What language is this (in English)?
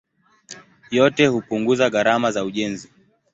Swahili